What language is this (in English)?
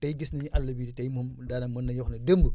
Wolof